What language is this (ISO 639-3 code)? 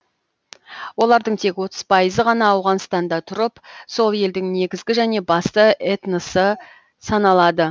kaz